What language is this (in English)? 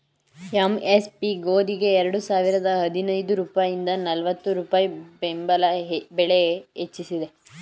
Kannada